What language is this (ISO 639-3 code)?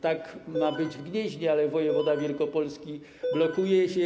pol